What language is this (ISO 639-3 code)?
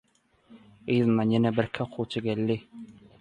tuk